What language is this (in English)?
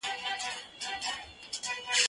Pashto